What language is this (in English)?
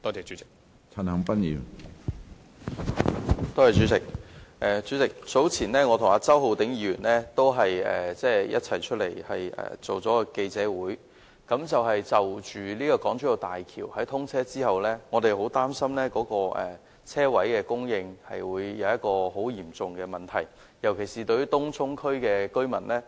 Cantonese